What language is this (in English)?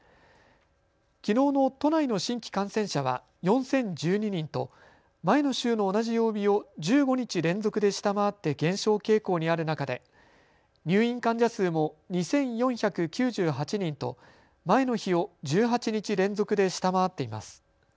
Japanese